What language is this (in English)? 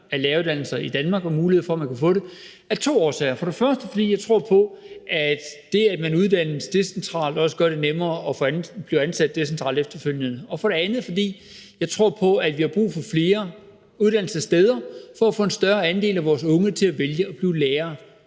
Danish